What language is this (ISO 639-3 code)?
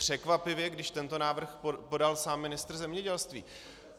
ces